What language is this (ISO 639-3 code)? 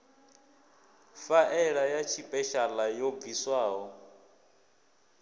ven